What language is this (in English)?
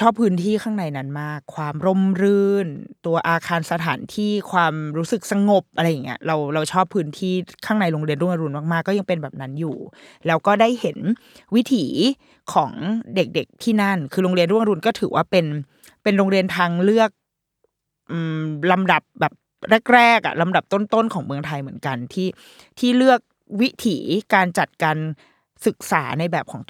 Thai